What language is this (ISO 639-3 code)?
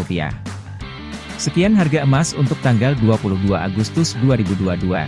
ind